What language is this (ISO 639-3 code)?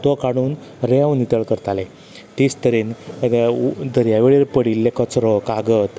kok